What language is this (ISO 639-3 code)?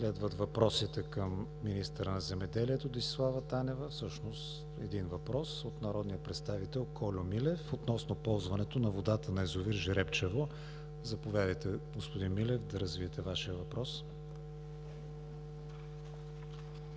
bul